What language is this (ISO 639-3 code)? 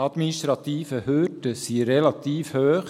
gsw